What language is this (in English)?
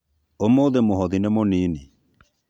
Kikuyu